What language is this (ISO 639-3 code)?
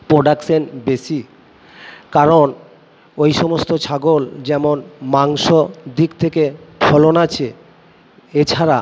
ben